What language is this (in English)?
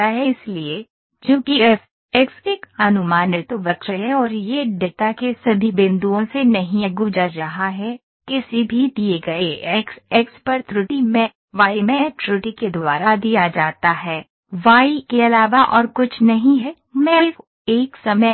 Hindi